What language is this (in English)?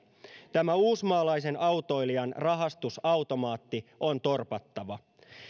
Finnish